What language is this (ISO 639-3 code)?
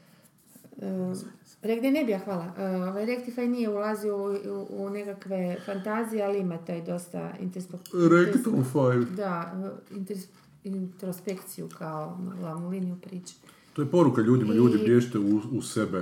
hrv